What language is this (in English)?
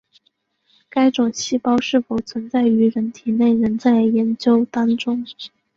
Chinese